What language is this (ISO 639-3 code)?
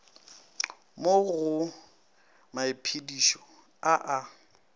nso